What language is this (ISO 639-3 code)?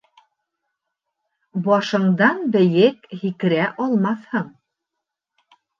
bak